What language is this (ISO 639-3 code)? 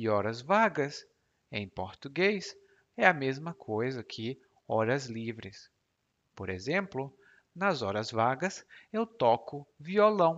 por